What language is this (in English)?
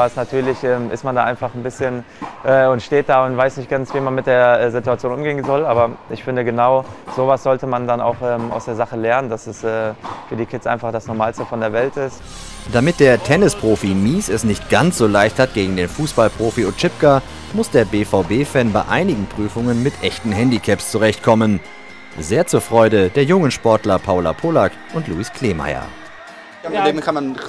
German